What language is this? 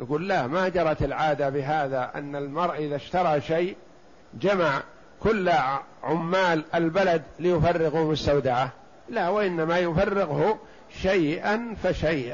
Arabic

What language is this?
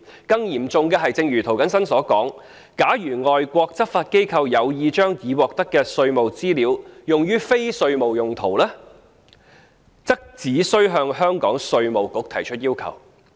Cantonese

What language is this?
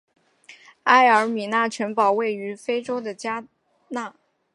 Chinese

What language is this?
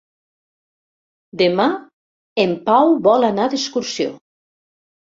Catalan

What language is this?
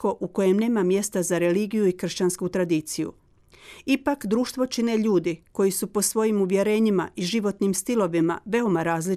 Croatian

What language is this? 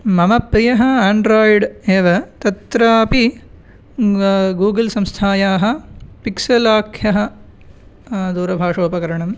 Sanskrit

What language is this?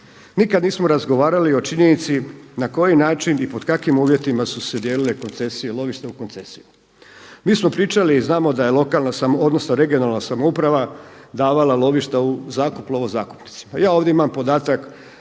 Croatian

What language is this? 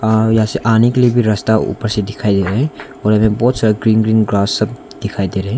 Hindi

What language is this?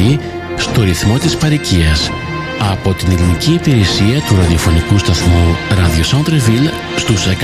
Greek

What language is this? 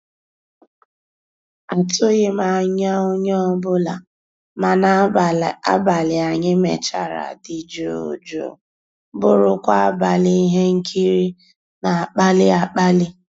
Igbo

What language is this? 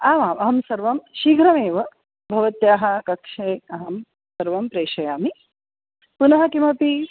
Sanskrit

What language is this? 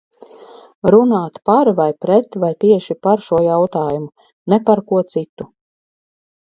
Latvian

